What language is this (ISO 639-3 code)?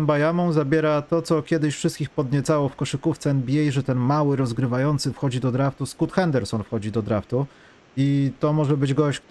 pol